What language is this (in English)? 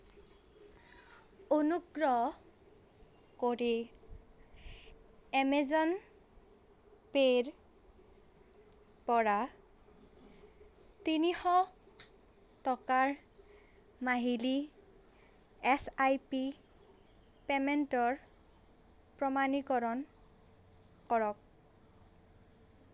Assamese